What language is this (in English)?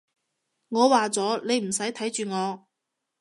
Cantonese